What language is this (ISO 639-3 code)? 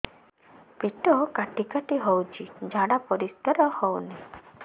ori